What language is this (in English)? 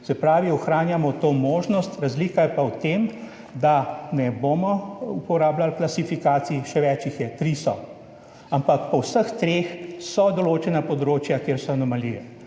Slovenian